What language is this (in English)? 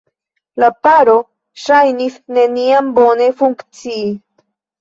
Esperanto